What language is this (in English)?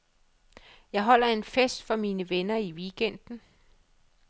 Danish